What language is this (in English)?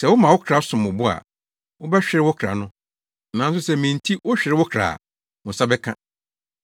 Akan